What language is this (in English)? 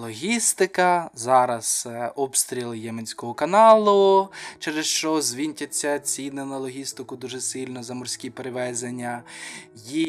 Ukrainian